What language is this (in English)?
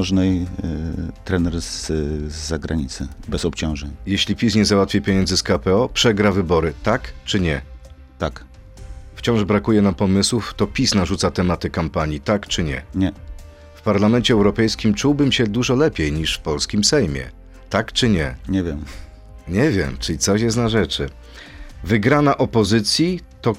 Polish